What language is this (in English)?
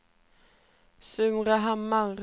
Swedish